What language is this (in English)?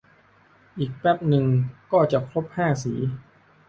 Thai